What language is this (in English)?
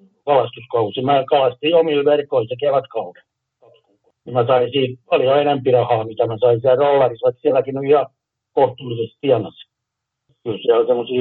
Finnish